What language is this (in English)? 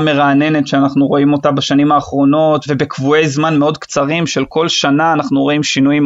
Hebrew